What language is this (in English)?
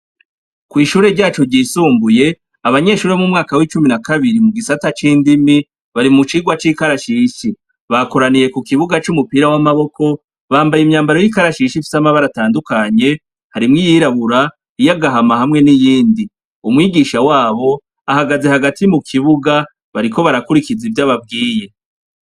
Rundi